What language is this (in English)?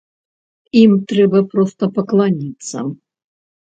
Belarusian